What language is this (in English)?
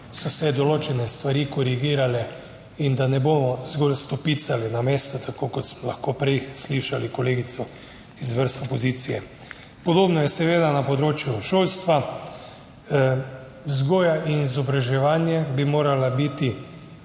Slovenian